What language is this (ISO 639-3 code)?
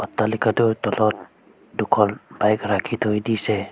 asm